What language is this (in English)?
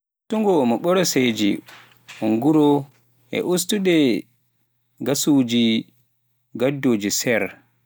Pular